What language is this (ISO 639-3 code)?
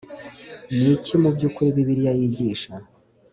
kin